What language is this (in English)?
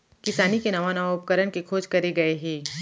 Chhattisgarhi